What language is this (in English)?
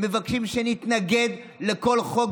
Hebrew